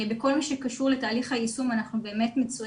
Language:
Hebrew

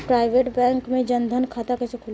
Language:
Bhojpuri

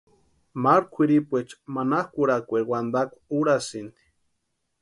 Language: Western Highland Purepecha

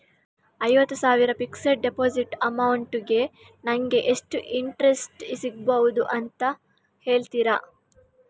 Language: Kannada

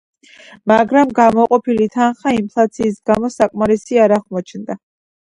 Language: Georgian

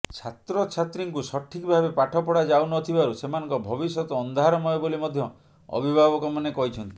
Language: Odia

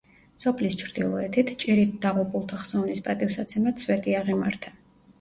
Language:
Georgian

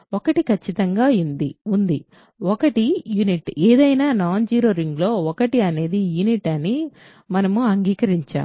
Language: Telugu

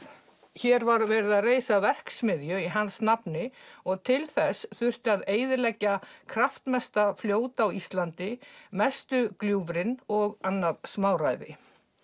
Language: Icelandic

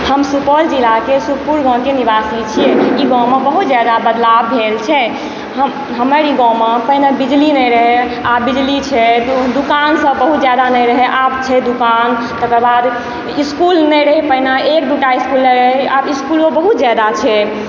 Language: Maithili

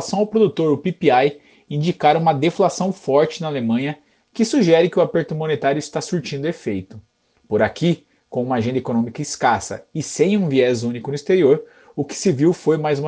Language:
Portuguese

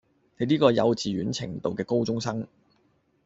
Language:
Cantonese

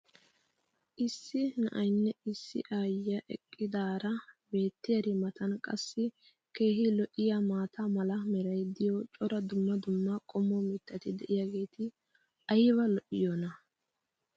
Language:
Wolaytta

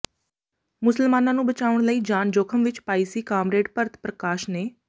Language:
Punjabi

